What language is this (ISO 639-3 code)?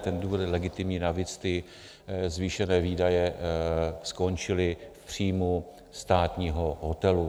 ces